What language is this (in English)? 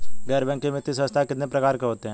Hindi